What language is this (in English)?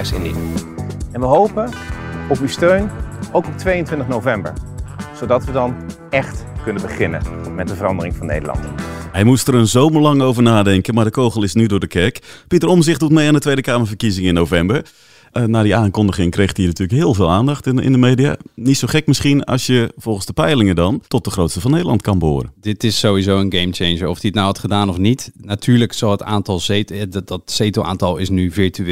Dutch